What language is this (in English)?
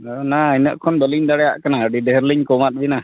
Santali